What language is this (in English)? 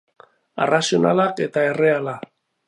Basque